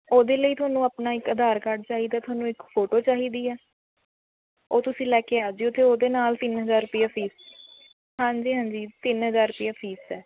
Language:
Punjabi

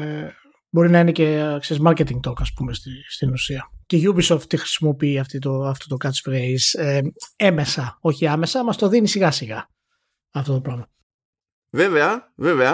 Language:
Greek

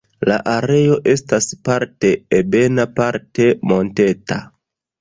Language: Esperanto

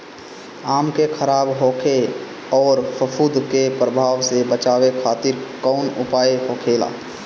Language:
Bhojpuri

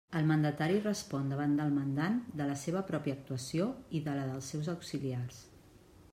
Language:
Catalan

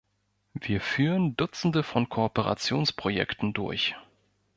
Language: German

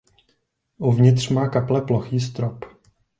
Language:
Czech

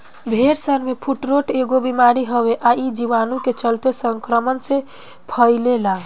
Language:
Bhojpuri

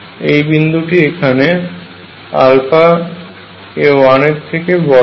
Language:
Bangla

